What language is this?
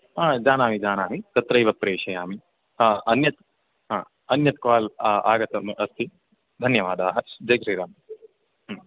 Sanskrit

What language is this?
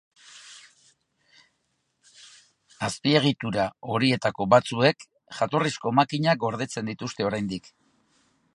Basque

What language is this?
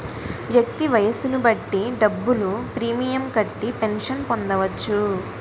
Telugu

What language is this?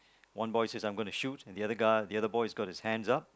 English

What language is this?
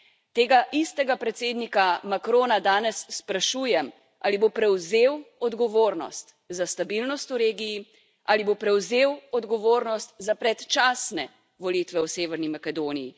Slovenian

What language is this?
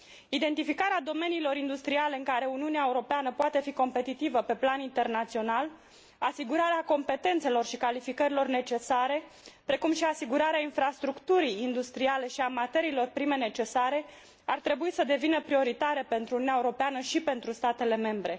Romanian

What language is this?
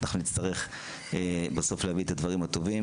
Hebrew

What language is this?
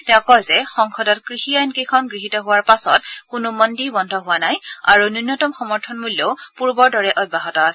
Assamese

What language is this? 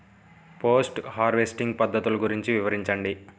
Telugu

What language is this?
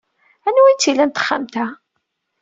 Kabyle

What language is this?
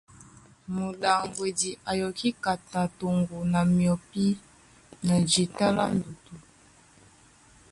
Duala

